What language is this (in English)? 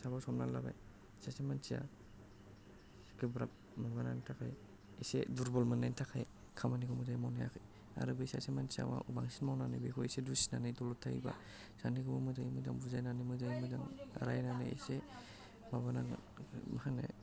Bodo